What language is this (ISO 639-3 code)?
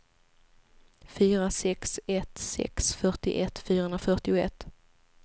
swe